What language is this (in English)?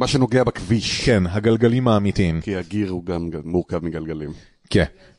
Hebrew